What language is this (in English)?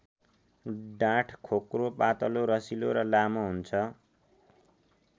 Nepali